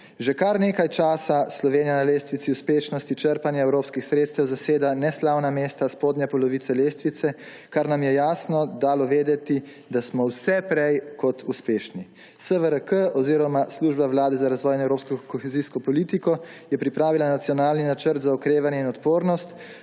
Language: Slovenian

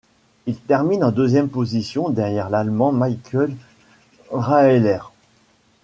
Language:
French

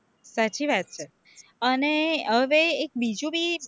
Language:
Gujarati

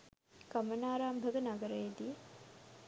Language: Sinhala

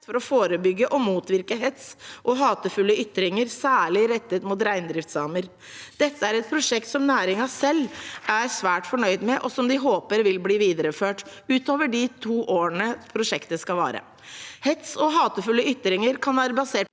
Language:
Norwegian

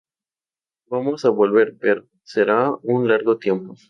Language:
Spanish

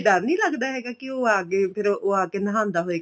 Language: Punjabi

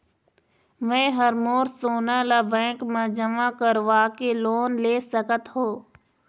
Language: Chhattisgarhi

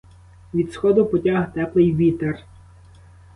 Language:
Ukrainian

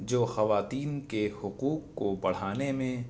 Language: Urdu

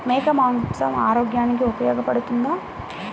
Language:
Telugu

